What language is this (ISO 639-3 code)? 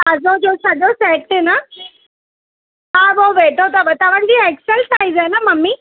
snd